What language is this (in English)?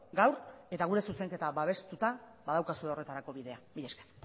Basque